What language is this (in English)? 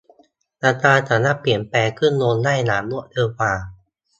Thai